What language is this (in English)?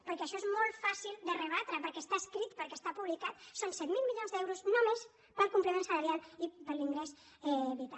Catalan